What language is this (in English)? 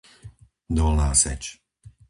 Slovak